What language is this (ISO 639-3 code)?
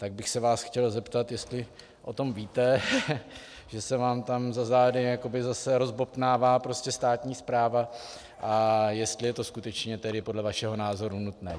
ces